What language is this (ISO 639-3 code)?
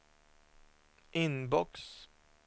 swe